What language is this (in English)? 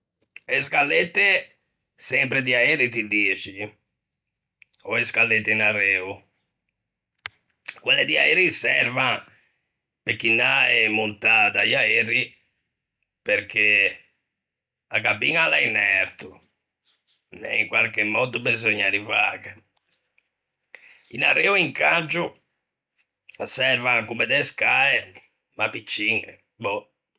Ligurian